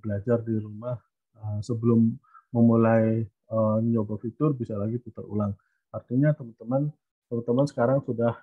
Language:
Indonesian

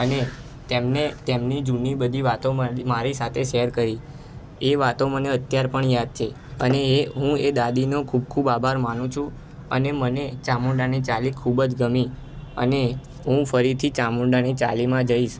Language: Gujarati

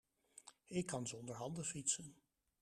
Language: Dutch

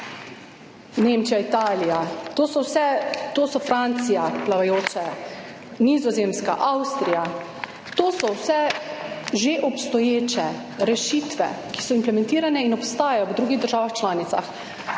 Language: Slovenian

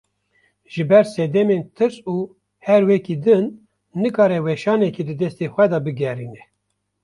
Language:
Kurdish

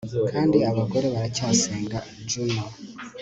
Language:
Kinyarwanda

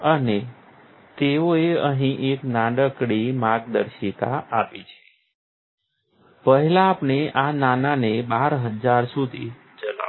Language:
Gujarati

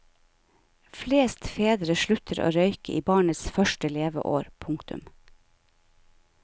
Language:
Norwegian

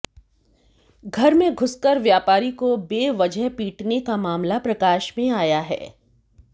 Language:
Hindi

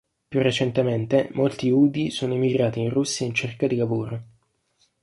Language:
Italian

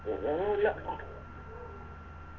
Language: Malayalam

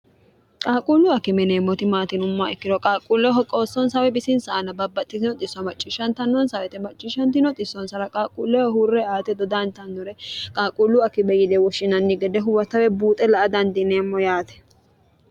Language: Sidamo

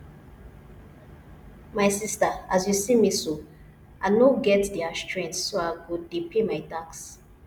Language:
Nigerian Pidgin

